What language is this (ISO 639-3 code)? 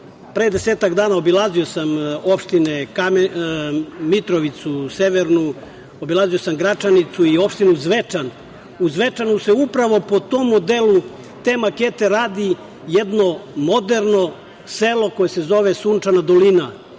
srp